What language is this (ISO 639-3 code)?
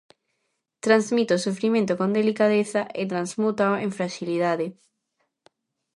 glg